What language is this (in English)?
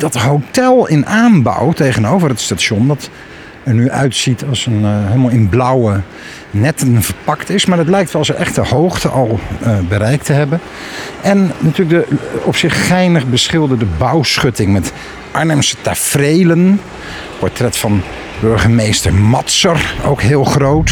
Dutch